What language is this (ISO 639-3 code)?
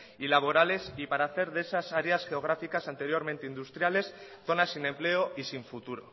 spa